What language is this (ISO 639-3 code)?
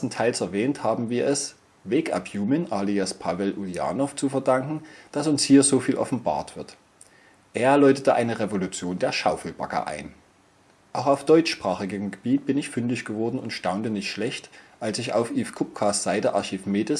deu